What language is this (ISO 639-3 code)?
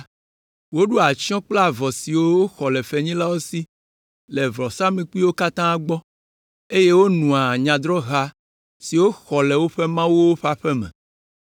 ewe